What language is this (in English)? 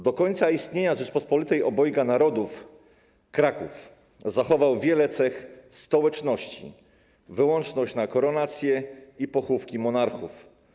Polish